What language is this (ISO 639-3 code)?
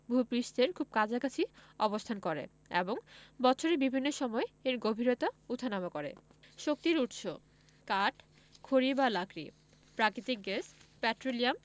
ben